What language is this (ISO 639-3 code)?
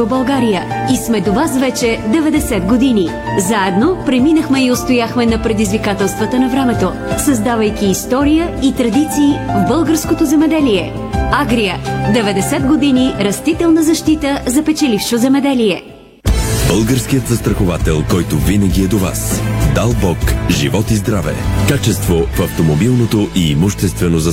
bul